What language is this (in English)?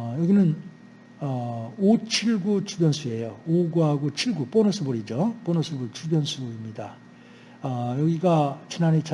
Korean